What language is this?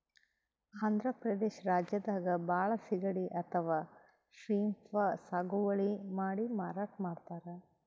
Kannada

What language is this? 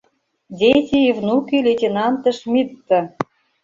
Mari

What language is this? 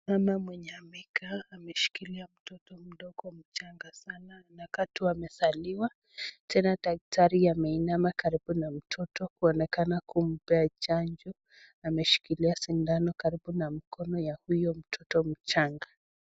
Swahili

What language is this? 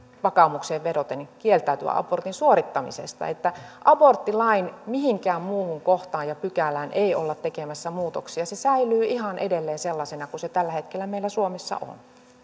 Finnish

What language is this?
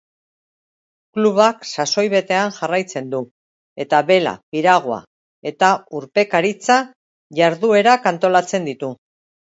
Basque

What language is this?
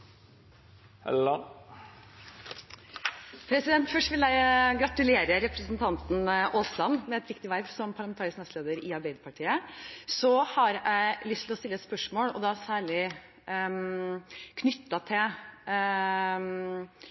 Norwegian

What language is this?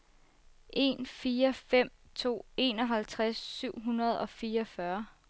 Danish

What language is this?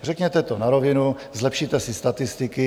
Czech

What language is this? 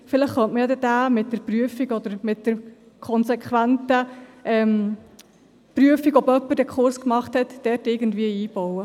Swiss German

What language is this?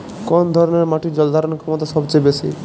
Bangla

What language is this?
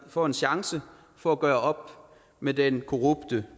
Danish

